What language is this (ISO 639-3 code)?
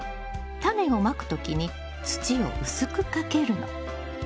jpn